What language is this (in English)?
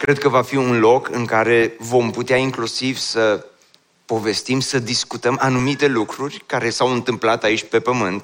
Romanian